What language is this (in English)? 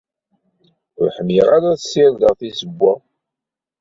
Kabyle